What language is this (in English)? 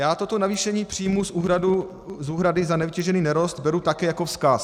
Czech